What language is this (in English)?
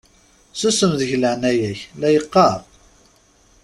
Kabyle